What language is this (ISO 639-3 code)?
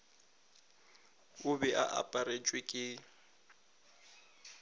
nso